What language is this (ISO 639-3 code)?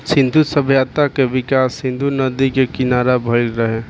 bho